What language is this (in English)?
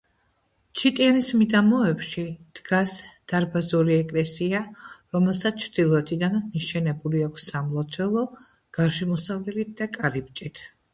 Georgian